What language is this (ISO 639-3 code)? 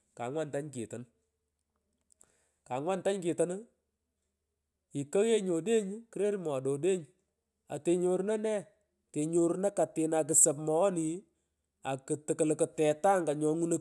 pko